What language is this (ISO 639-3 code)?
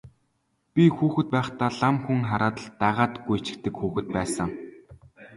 mon